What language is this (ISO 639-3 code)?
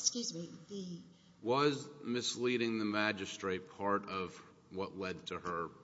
eng